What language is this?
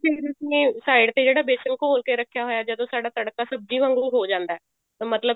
Punjabi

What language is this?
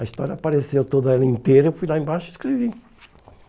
Portuguese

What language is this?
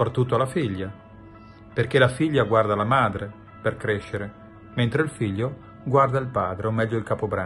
Italian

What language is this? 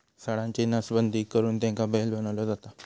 Marathi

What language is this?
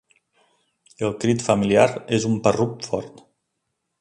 Catalan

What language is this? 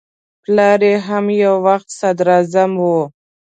Pashto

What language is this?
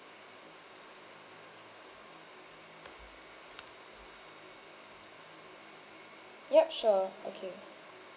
English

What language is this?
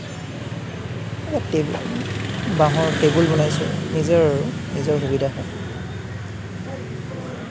Assamese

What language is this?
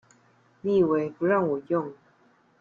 Chinese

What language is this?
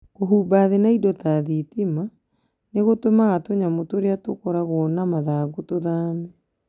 Kikuyu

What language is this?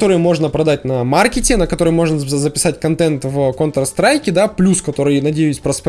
Russian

